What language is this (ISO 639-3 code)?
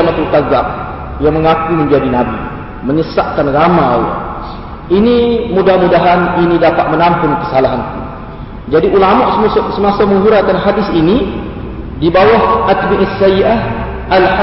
msa